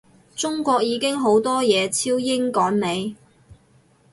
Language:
Cantonese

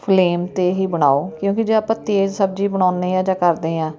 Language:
Punjabi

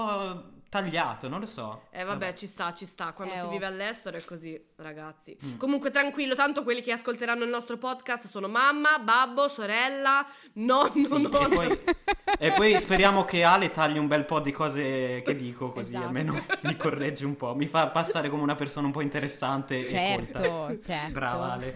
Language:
Italian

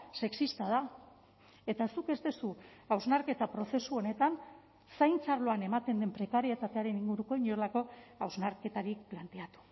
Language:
Basque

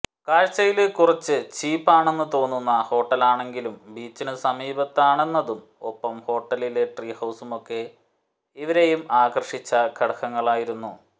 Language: Malayalam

